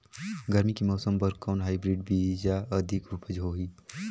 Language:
Chhattisgarhi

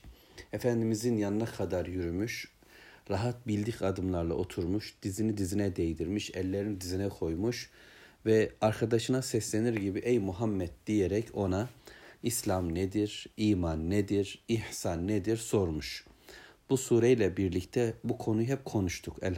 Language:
Turkish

